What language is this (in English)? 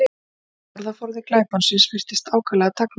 Icelandic